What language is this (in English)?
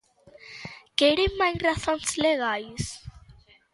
Galician